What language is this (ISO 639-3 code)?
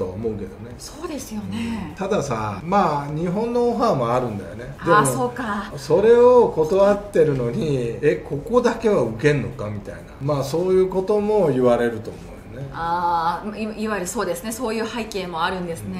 jpn